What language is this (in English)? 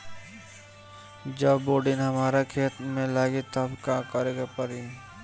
Bhojpuri